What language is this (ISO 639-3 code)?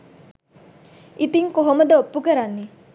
sin